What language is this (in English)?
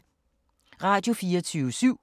Danish